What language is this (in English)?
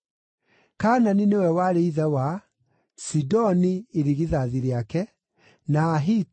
Kikuyu